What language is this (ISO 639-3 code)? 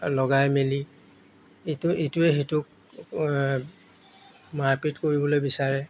asm